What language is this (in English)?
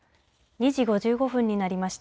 Japanese